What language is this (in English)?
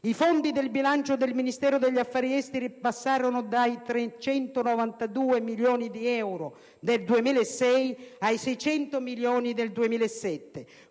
Italian